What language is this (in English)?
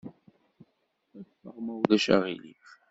Kabyle